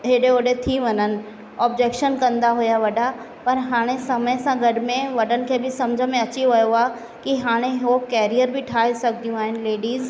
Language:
Sindhi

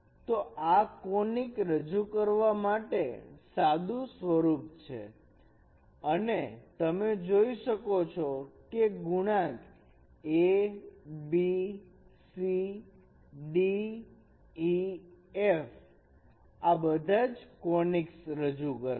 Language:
Gujarati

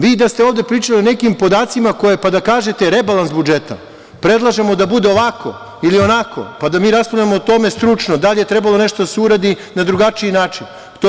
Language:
Serbian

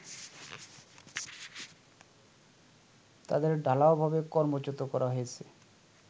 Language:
Bangla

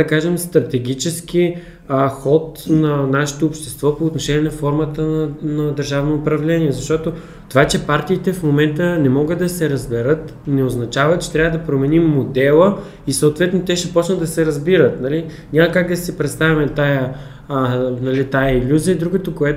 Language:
Bulgarian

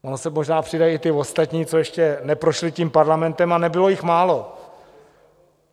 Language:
Czech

